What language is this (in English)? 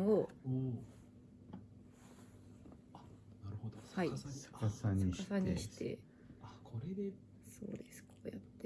Japanese